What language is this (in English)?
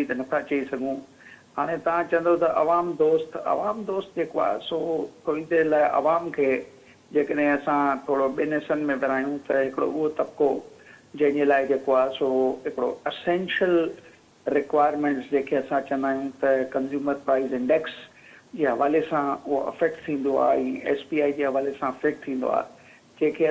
Hindi